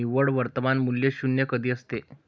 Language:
Marathi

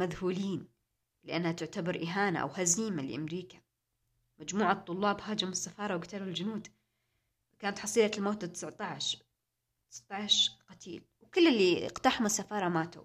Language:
Arabic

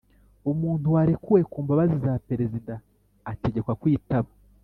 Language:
Kinyarwanda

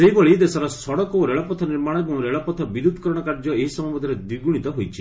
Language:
Odia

